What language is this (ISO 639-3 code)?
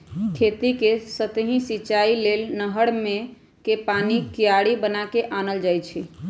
mag